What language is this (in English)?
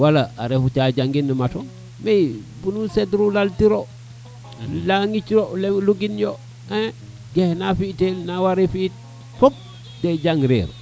Serer